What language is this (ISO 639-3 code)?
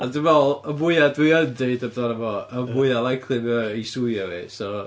cym